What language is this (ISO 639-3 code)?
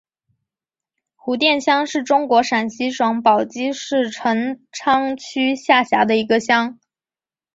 zho